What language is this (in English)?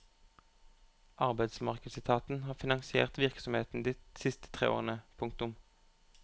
Norwegian